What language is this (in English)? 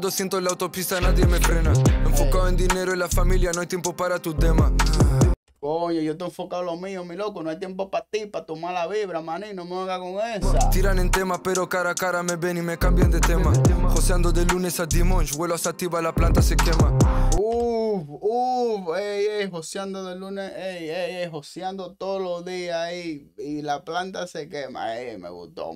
Spanish